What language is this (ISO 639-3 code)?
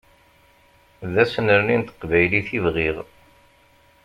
kab